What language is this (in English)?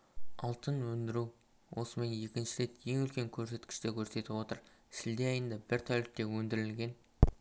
Kazakh